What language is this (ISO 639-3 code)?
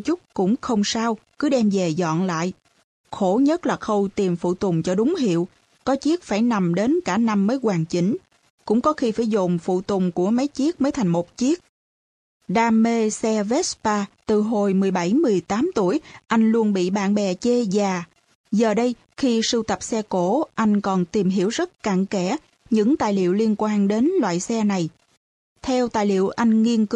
vie